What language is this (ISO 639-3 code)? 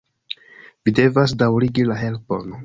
epo